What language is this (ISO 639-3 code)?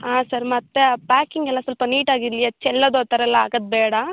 kan